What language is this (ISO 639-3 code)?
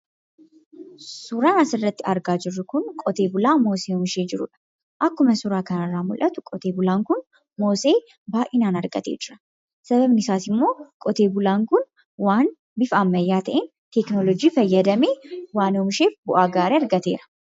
orm